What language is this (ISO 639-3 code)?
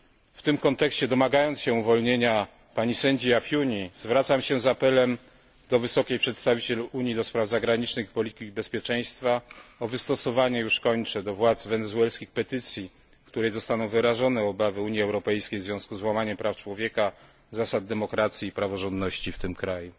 pol